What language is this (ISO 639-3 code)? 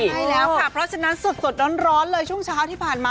tha